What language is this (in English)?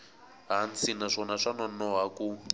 Tsonga